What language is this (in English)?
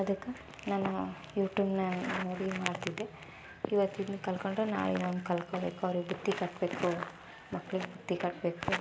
Kannada